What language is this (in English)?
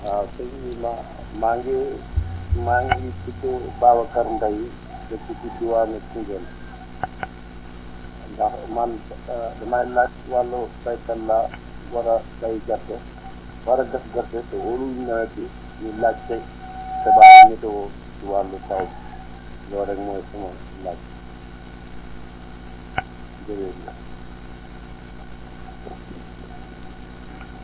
Wolof